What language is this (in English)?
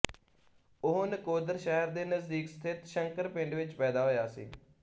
Punjabi